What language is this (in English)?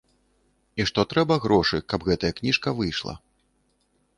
Belarusian